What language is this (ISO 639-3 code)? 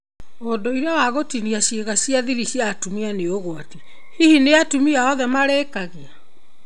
kik